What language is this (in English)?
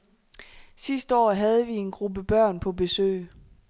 Danish